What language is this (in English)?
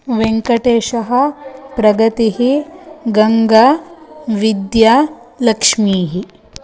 Sanskrit